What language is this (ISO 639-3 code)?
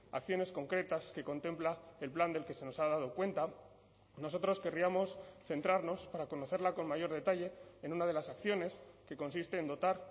spa